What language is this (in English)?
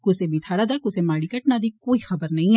Dogri